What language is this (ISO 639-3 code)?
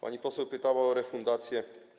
pol